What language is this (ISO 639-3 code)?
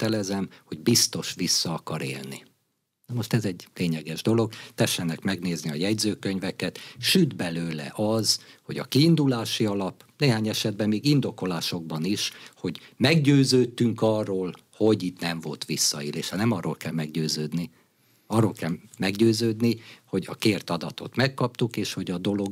hun